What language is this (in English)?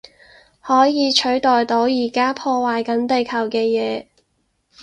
Cantonese